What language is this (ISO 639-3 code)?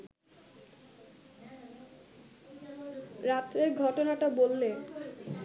ben